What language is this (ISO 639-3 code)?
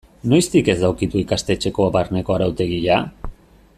eus